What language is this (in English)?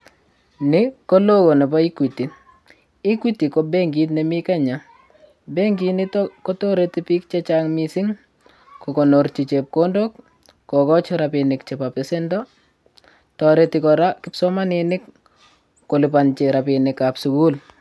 Kalenjin